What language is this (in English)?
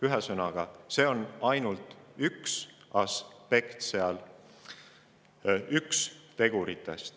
Estonian